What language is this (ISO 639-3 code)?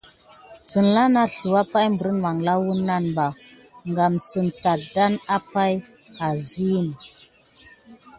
gid